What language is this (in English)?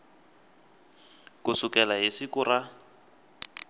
Tsonga